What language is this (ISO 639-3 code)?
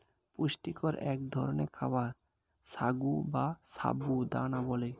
ben